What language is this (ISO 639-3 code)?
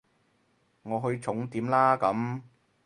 yue